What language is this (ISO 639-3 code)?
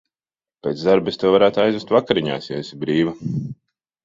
lav